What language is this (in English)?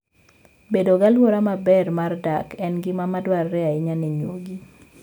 Luo (Kenya and Tanzania)